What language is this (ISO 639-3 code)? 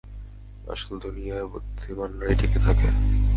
ben